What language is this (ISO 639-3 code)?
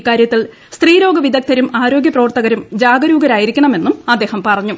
mal